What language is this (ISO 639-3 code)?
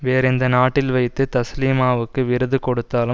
tam